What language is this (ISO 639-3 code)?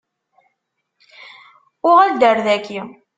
kab